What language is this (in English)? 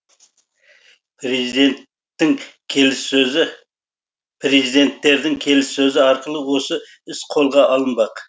Kazakh